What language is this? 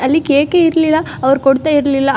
Kannada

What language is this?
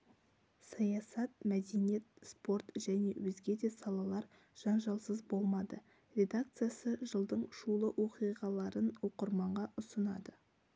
Kazakh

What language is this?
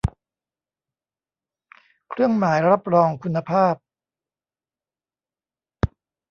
Thai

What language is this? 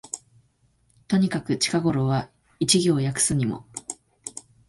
Japanese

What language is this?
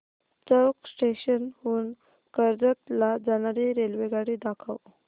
Marathi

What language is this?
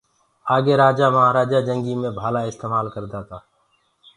Gurgula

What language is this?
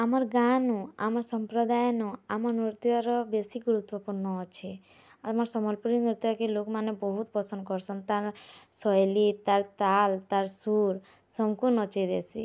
Odia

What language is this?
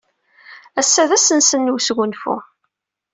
Kabyle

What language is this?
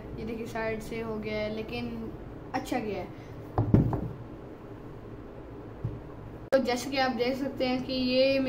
Hindi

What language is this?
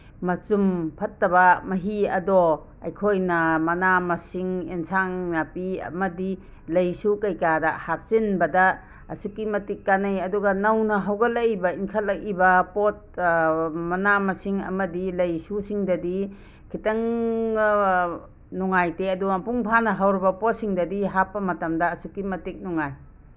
Manipuri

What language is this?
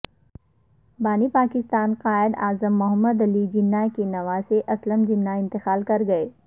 Urdu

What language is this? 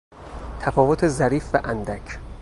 Persian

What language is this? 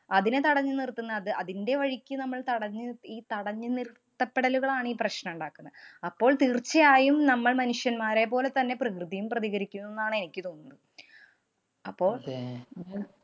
Malayalam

